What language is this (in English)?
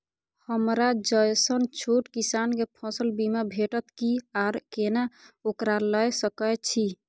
Maithili